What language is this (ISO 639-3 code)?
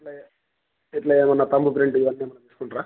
tel